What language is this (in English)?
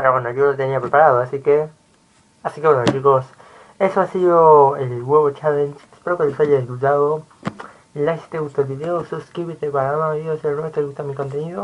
Spanish